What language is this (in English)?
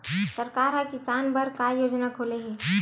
Chhattisgarhi